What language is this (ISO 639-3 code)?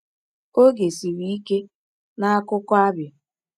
ibo